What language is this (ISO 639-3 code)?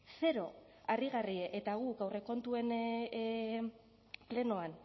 eus